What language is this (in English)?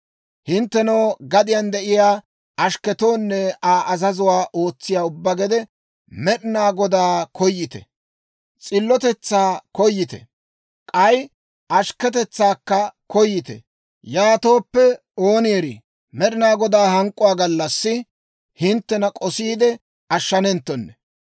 Dawro